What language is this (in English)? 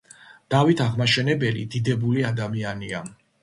Georgian